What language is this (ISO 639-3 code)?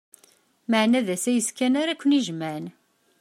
kab